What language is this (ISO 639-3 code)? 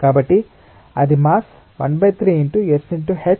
tel